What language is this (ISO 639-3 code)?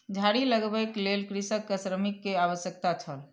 mai